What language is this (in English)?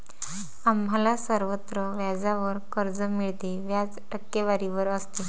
Marathi